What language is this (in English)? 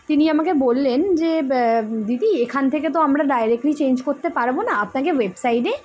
Bangla